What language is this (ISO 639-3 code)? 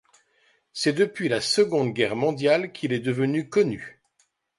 fra